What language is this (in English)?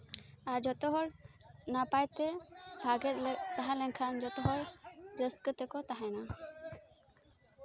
Santali